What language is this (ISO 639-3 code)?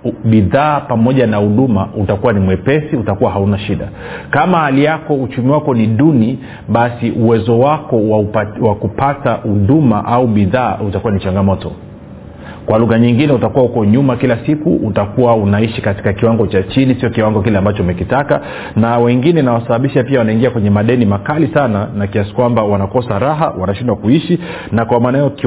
swa